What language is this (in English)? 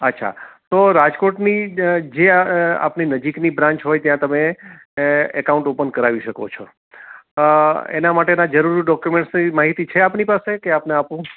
Gujarati